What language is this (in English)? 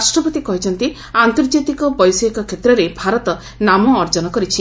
Odia